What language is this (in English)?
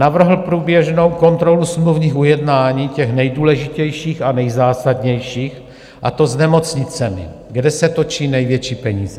Czech